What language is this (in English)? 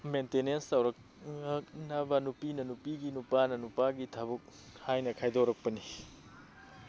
Manipuri